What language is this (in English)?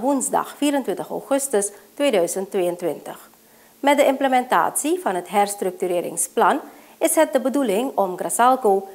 Dutch